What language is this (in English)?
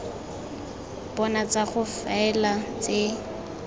Tswana